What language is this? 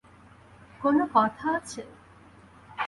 Bangla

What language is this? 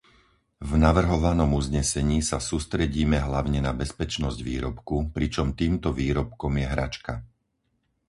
Slovak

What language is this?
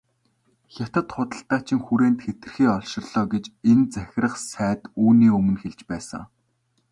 Mongolian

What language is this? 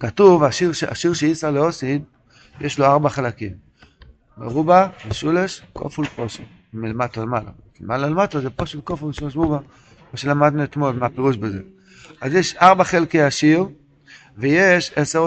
Hebrew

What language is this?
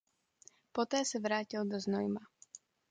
Czech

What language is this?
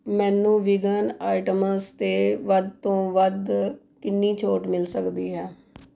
Punjabi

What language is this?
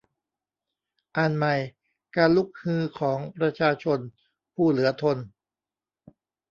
Thai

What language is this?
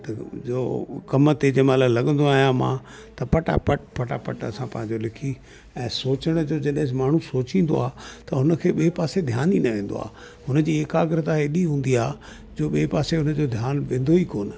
Sindhi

